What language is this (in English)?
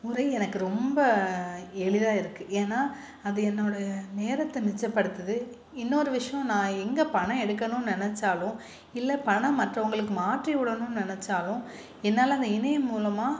Tamil